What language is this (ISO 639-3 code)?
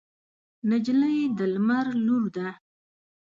pus